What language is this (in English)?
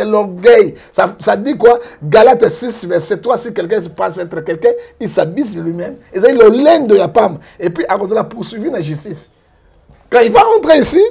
French